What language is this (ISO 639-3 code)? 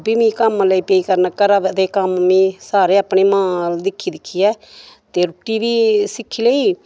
doi